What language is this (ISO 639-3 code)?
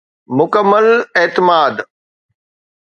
snd